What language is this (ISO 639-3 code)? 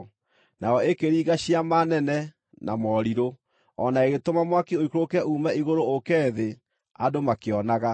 kik